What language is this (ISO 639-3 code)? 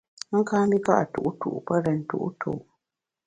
bax